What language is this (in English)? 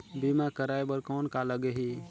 Chhattisgarhi